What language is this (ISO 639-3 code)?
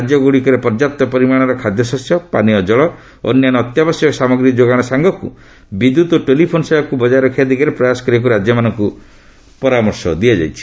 ori